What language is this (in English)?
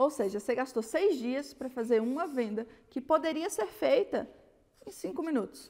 Portuguese